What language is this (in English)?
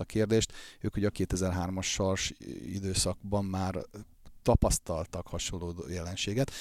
Hungarian